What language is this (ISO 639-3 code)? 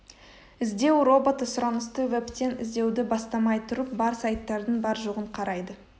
kaz